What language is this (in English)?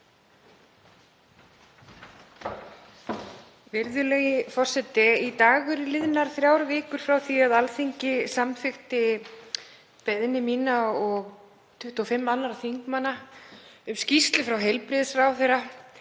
Icelandic